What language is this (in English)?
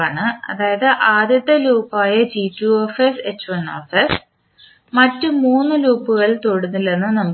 Malayalam